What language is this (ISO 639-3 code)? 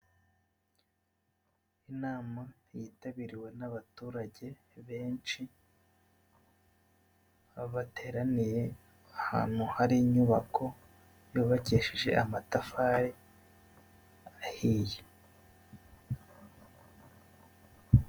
kin